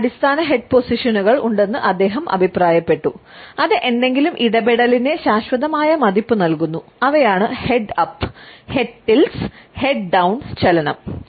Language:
Malayalam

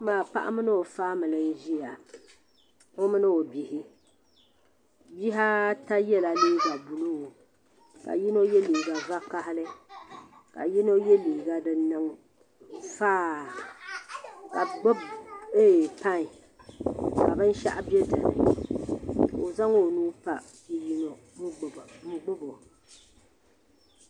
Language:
Dagbani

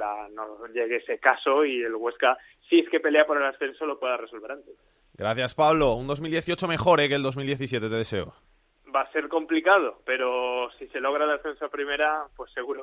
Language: Spanish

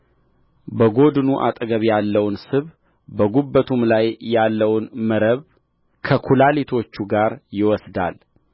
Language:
Amharic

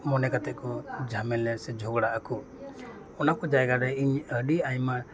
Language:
Santali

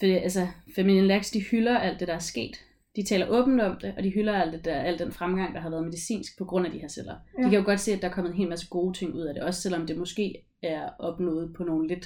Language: Danish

